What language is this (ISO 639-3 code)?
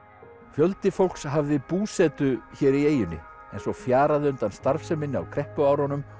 isl